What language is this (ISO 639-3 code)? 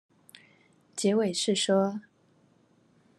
zho